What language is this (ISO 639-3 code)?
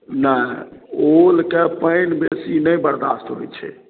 mai